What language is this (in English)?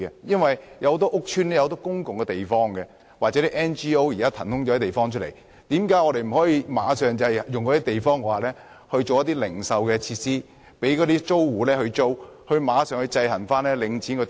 Cantonese